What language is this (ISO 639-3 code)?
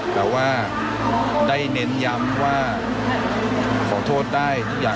tha